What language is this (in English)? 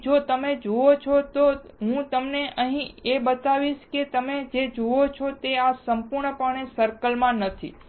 Gujarati